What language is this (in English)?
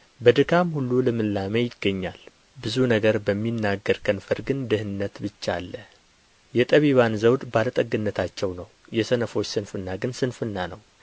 Amharic